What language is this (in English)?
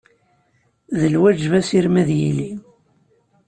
Kabyle